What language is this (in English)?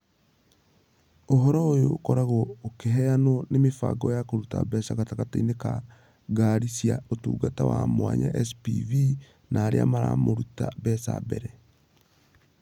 Kikuyu